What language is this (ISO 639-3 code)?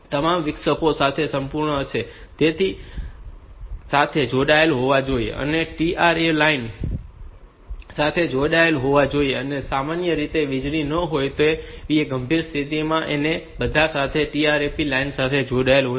guj